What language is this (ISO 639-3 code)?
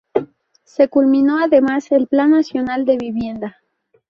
spa